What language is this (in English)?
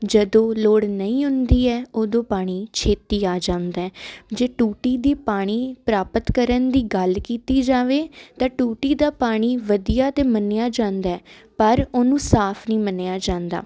Punjabi